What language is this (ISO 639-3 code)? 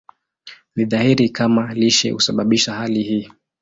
swa